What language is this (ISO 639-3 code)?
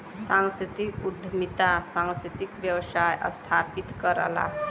bho